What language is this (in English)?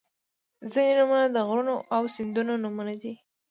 Pashto